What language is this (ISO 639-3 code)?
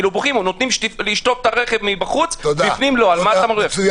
heb